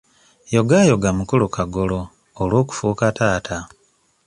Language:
Ganda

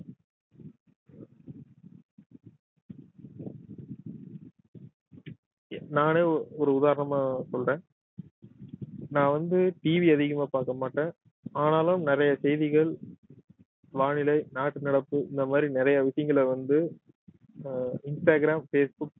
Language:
Tamil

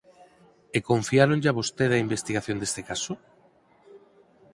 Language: Galician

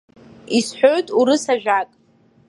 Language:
Abkhazian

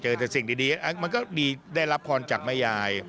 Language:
Thai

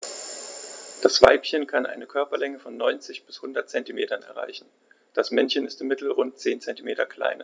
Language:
German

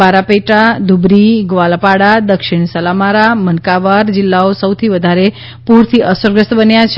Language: Gujarati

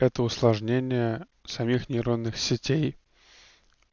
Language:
Russian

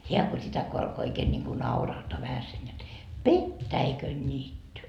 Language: Finnish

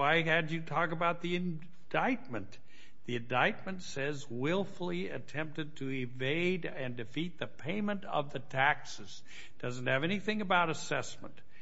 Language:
English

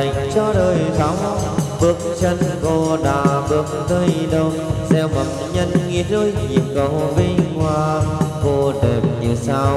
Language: Vietnamese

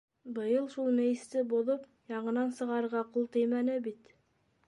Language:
Bashkir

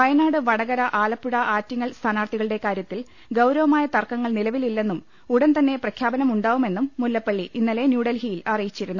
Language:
Malayalam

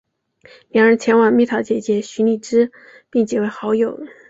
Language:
Chinese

